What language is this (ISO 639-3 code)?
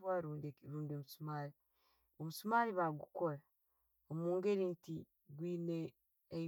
ttj